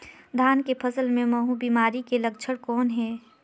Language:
Chhattisgarhi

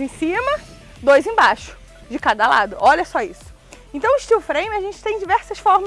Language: Portuguese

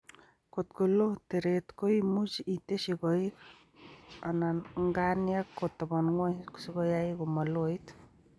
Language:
Kalenjin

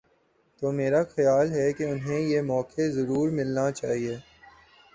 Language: Urdu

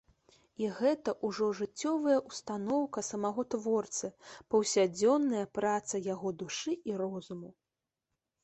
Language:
Belarusian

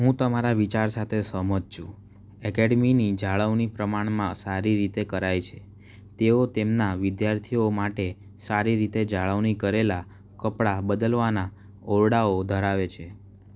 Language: Gujarati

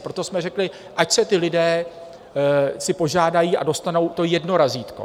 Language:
Czech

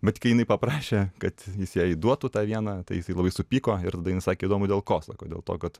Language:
Lithuanian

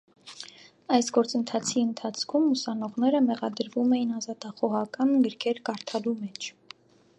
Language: Armenian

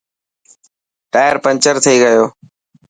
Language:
Dhatki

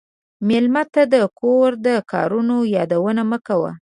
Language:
Pashto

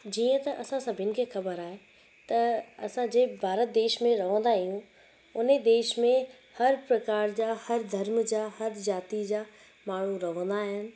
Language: Sindhi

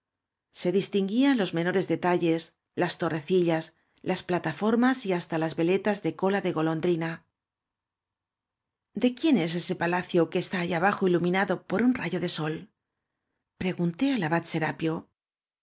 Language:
Spanish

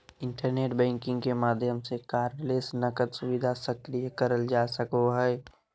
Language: Magahi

